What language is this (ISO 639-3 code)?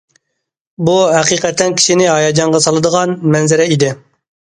uig